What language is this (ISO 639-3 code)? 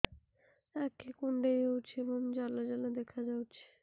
ori